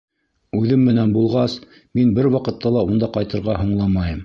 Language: Bashkir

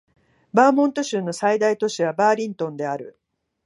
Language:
Japanese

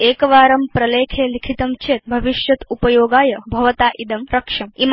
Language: Sanskrit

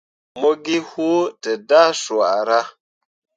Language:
Mundang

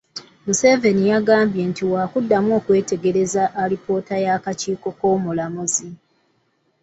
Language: Ganda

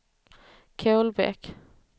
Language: Swedish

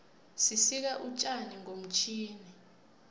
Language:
South Ndebele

